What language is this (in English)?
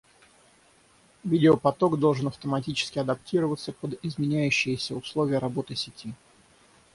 Russian